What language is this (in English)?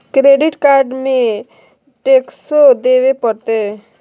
Magahi